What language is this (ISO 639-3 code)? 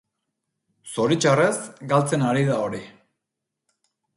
eus